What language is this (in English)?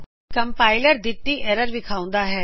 Punjabi